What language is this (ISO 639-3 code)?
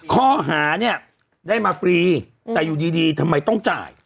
tha